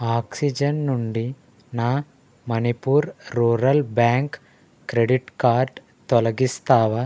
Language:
Telugu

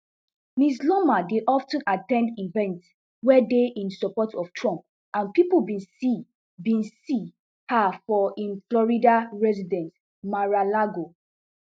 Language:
Nigerian Pidgin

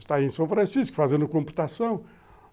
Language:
Portuguese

